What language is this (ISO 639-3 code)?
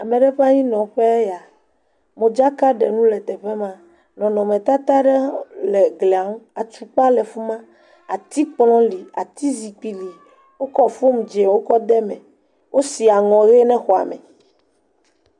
ewe